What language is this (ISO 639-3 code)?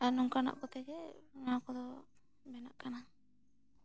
sat